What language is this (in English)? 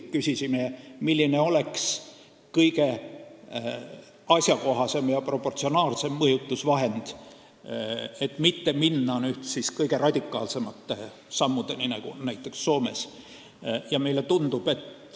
Estonian